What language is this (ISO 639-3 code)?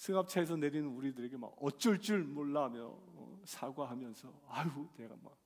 kor